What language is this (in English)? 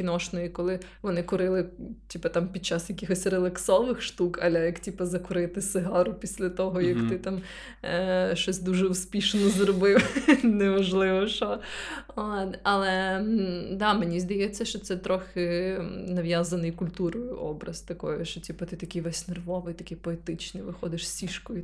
Ukrainian